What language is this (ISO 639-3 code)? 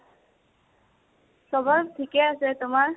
asm